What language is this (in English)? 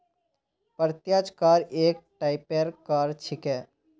Magahi